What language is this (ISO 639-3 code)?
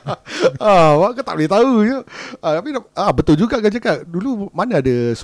msa